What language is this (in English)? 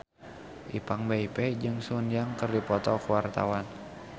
Sundanese